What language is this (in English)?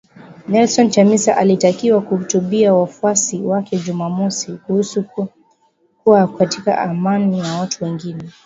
Swahili